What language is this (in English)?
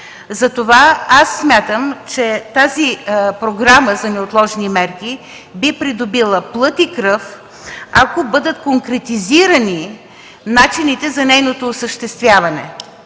Bulgarian